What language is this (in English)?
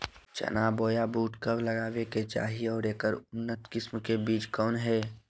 Magahi